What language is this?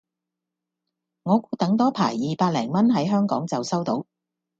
Cantonese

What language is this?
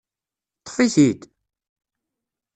Kabyle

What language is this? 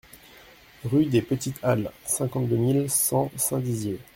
French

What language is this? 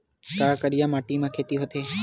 Chhattisgarhi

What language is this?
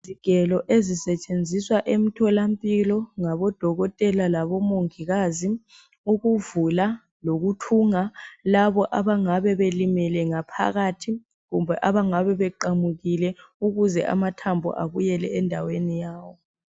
North Ndebele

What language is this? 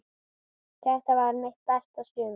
Icelandic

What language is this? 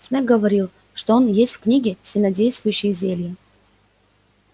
Russian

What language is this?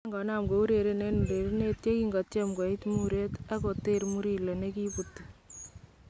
Kalenjin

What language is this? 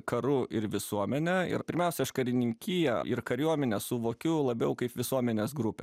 Lithuanian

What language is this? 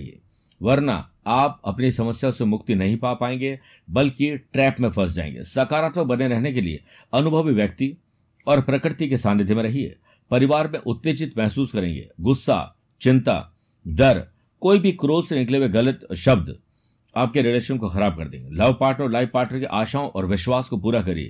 Hindi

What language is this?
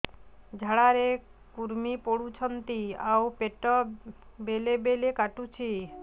Odia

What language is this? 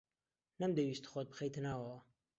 Central Kurdish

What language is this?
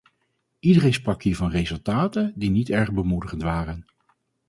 Dutch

